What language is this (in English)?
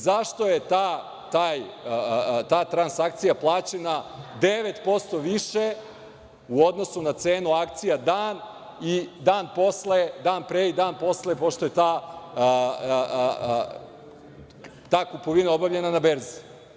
Serbian